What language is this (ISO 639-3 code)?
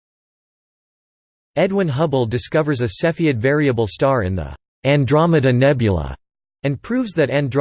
eng